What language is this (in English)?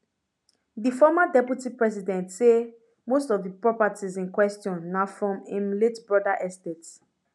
Nigerian Pidgin